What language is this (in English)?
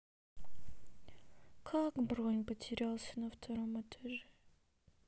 Russian